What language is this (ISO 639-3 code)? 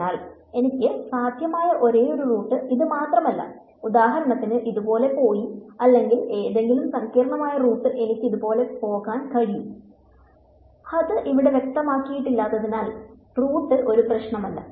mal